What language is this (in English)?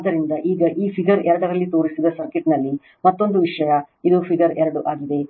Kannada